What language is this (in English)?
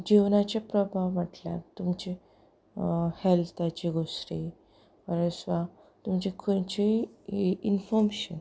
Konkani